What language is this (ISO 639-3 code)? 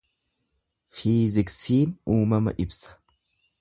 orm